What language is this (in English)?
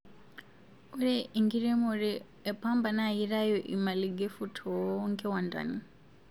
Masai